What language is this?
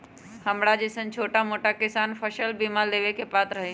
Magahi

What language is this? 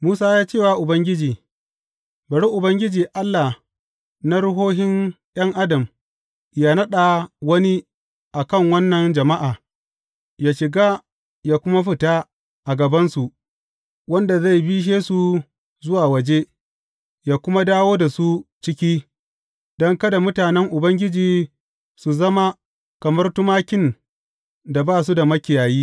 Hausa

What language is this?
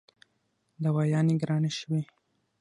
Pashto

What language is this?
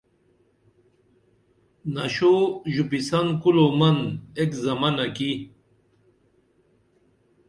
Dameli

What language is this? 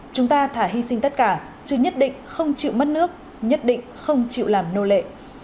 Vietnamese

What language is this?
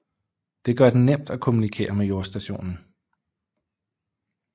Danish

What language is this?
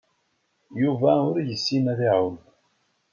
Kabyle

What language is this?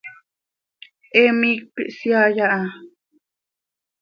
Seri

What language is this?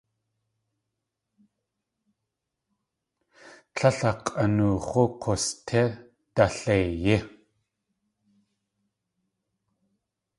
Tlingit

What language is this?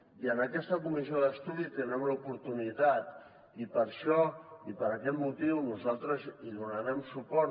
Catalan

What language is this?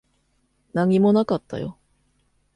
Japanese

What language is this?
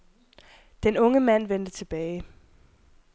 Danish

